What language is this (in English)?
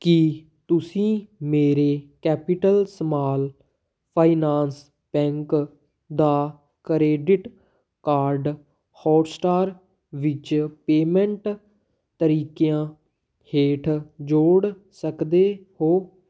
Punjabi